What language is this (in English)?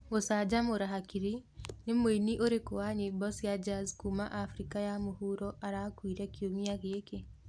Kikuyu